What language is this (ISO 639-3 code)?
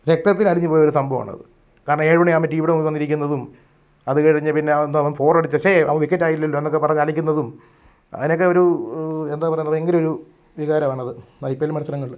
mal